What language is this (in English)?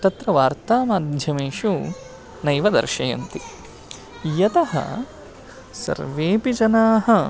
Sanskrit